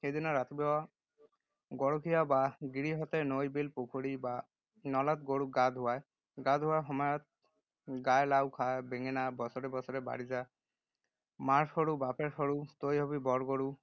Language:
Assamese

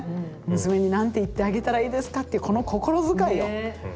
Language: Japanese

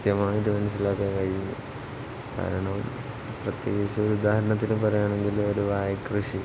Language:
Malayalam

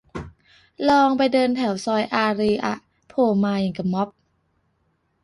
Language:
Thai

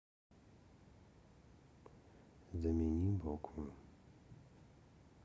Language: Russian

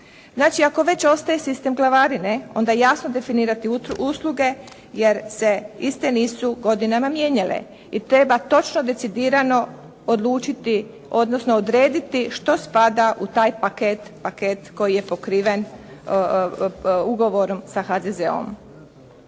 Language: Croatian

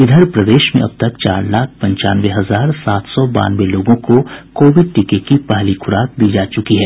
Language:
Hindi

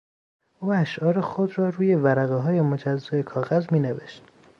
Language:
Persian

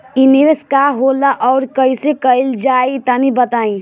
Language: Bhojpuri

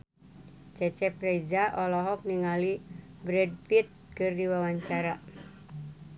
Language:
Sundanese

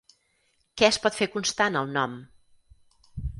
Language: Catalan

